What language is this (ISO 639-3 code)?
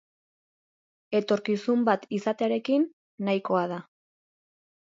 eus